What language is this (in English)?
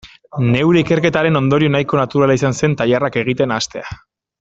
Basque